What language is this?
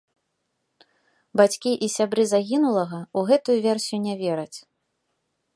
Belarusian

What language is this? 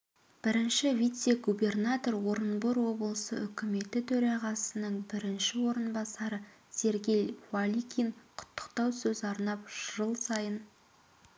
Kazakh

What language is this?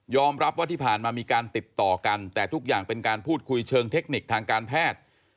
Thai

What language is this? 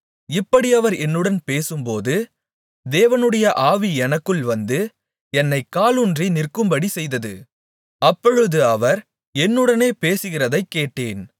Tamil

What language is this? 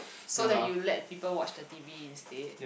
English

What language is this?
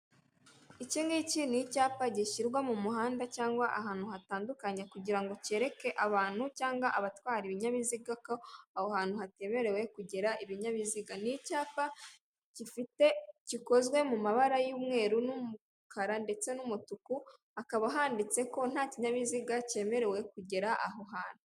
Kinyarwanda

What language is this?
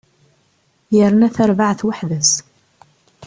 Kabyle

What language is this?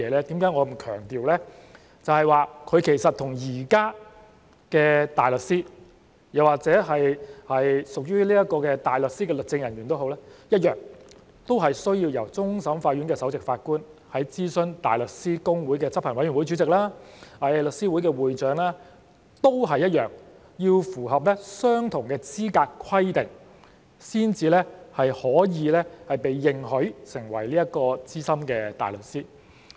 Cantonese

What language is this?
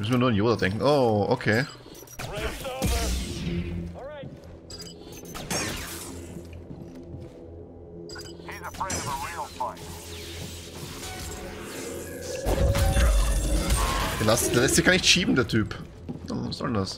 German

